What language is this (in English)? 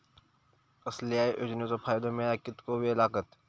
Marathi